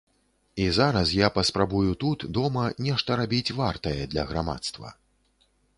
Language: Belarusian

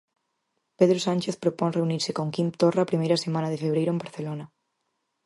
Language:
Galician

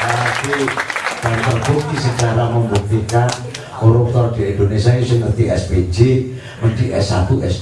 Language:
Indonesian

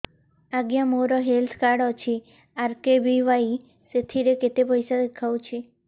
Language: Odia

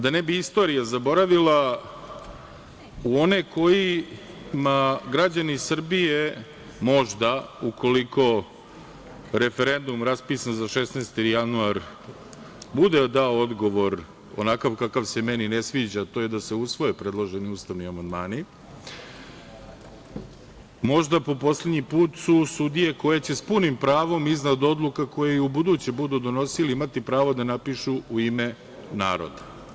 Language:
Serbian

